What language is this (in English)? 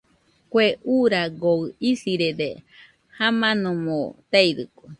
Nüpode Huitoto